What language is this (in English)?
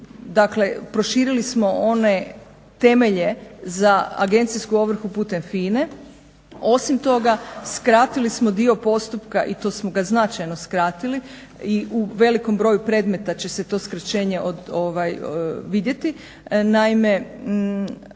Croatian